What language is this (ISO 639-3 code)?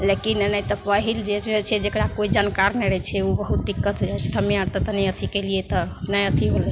mai